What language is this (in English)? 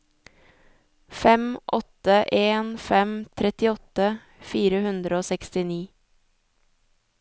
Norwegian